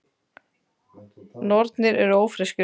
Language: Icelandic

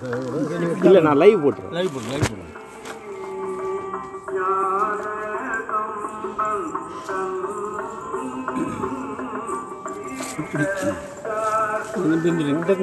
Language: Tamil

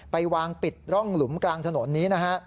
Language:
Thai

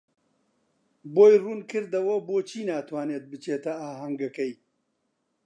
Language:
Central Kurdish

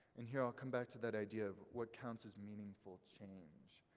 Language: English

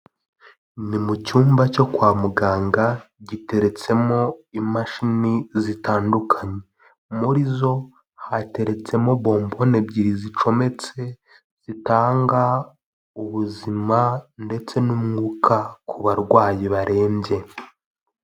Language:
Kinyarwanda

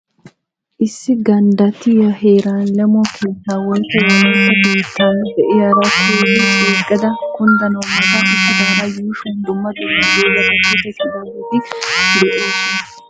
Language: Wolaytta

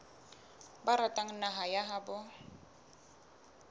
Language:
Southern Sotho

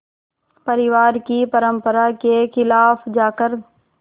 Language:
Hindi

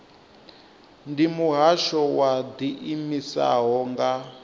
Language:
Venda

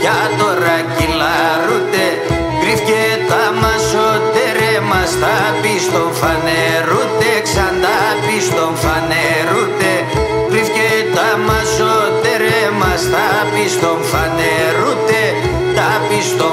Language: Greek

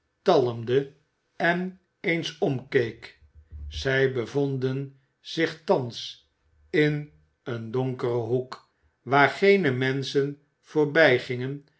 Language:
Dutch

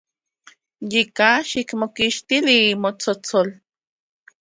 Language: Central Puebla Nahuatl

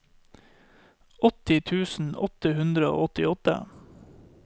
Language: Norwegian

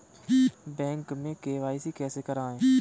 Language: Hindi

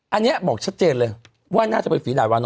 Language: Thai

